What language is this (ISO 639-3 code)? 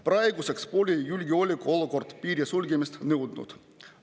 est